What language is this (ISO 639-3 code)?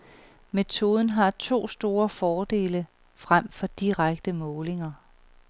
dan